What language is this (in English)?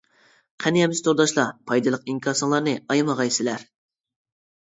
Uyghur